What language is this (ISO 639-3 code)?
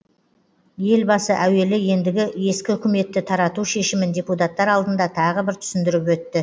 kaz